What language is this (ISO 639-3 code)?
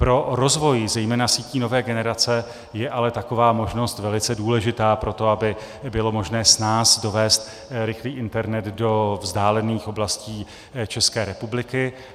ces